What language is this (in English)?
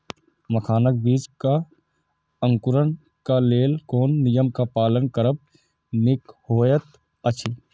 Maithili